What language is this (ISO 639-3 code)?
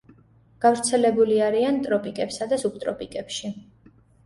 kat